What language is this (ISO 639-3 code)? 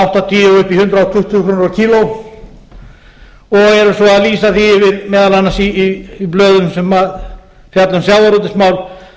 isl